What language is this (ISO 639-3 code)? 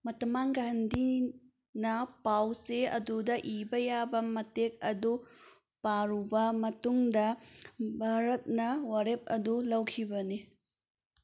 mni